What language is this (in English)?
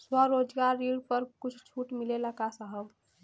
Bhojpuri